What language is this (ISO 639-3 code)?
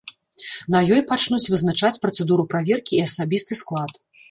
bel